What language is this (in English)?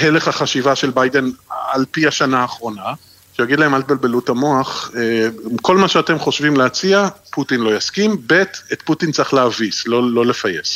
Hebrew